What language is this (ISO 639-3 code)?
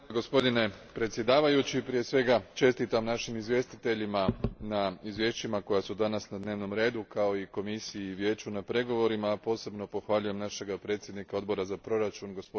hrv